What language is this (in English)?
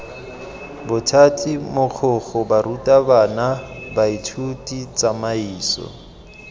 Tswana